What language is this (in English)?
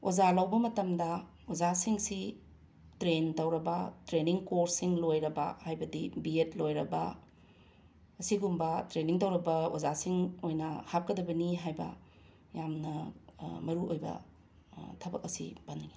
Manipuri